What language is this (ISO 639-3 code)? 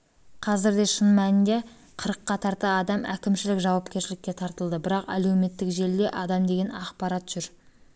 kaz